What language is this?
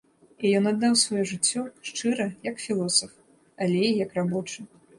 Belarusian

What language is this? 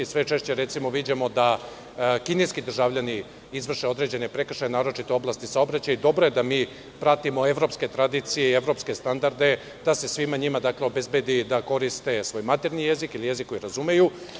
Serbian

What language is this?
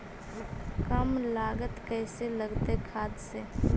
Magahi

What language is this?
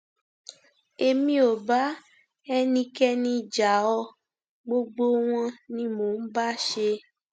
Yoruba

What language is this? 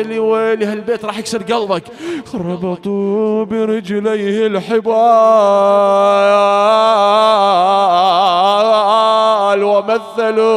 Arabic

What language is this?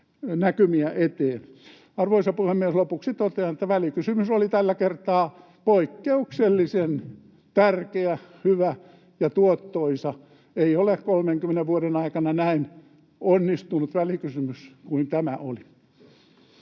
Finnish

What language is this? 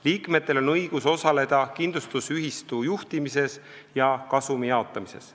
Estonian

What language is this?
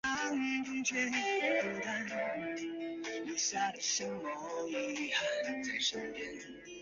Chinese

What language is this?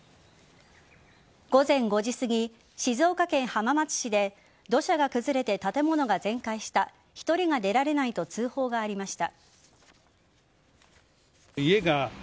Japanese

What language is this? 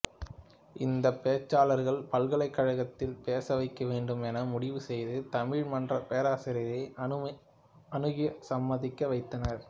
Tamil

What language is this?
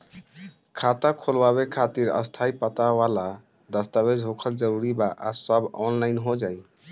Bhojpuri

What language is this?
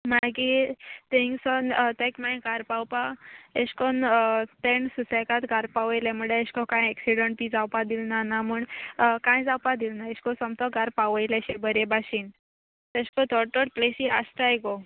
Konkani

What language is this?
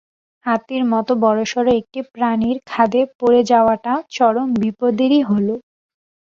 Bangla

